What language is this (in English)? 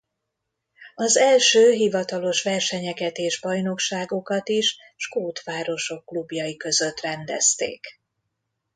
Hungarian